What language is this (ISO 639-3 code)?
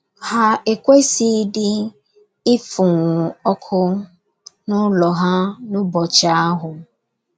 ibo